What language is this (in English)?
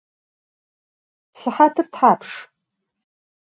Adyghe